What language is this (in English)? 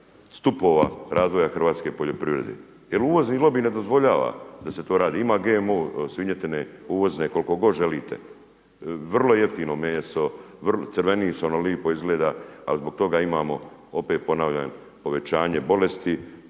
Croatian